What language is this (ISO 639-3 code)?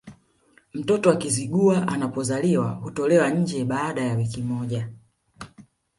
swa